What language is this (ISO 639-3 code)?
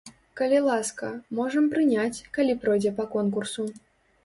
bel